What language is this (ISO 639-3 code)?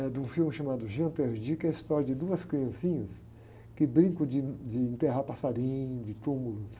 por